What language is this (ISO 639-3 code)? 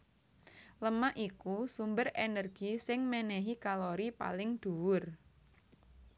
jav